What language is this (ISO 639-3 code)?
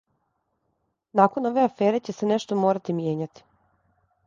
srp